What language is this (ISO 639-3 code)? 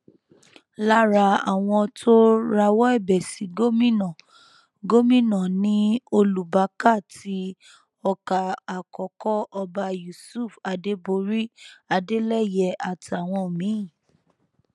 yor